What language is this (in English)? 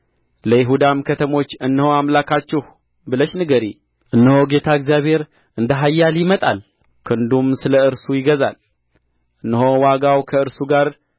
Amharic